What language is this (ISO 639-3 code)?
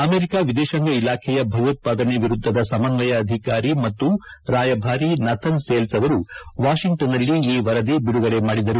kan